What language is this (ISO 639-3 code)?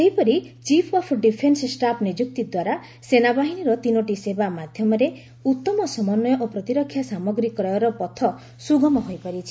ori